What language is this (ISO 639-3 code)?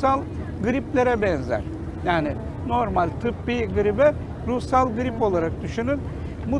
tur